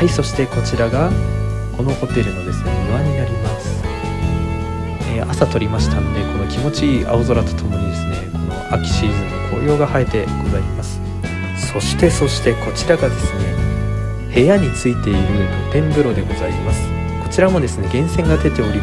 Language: Japanese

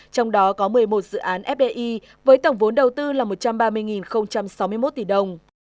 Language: Vietnamese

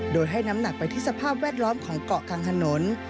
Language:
Thai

